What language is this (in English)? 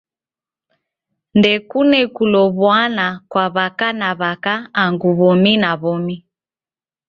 Taita